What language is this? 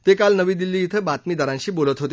Marathi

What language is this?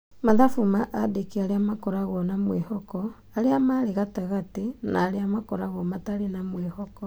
Kikuyu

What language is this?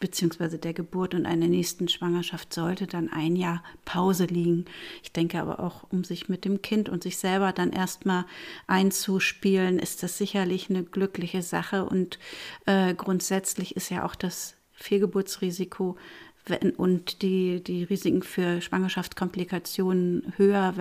German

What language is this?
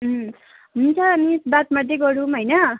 Nepali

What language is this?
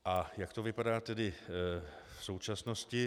Czech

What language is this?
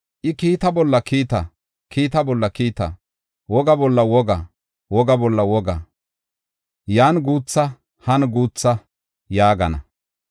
Gofa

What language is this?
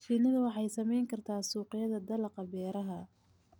Somali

